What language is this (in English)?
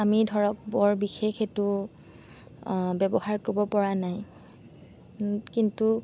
Assamese